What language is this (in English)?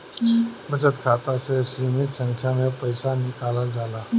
Bhojpuri